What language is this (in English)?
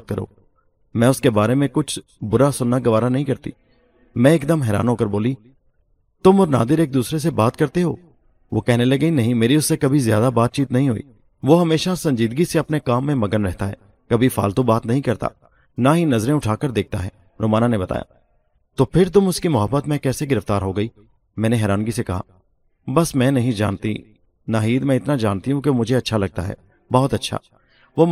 Urdu